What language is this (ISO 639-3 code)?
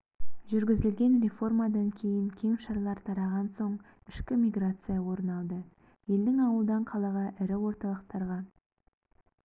kaz